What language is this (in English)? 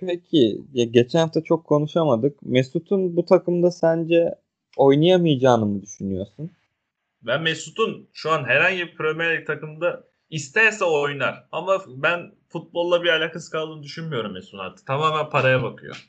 Turkish